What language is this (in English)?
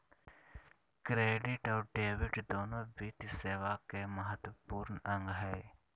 Magahi